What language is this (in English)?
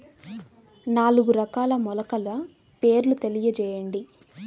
Telugu